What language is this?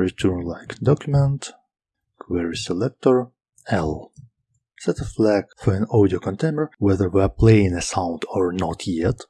English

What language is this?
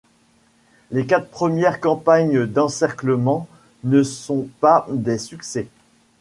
French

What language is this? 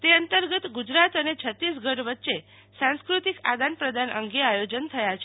Gujarati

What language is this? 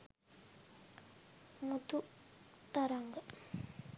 Sinhala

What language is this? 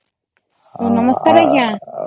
Odia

